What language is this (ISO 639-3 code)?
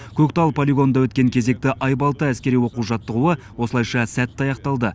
kaz